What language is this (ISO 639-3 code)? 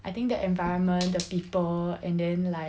eng